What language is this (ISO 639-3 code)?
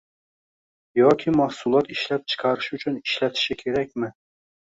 uzb